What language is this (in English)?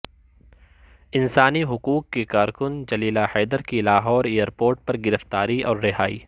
Urdu